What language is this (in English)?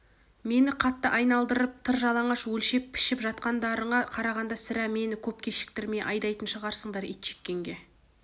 Kazakh